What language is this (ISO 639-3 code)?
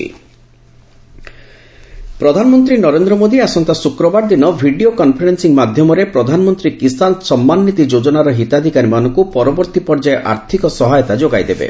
ori